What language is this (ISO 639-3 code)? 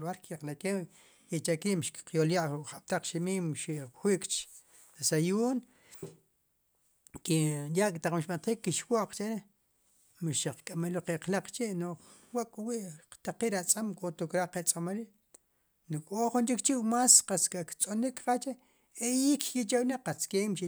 qum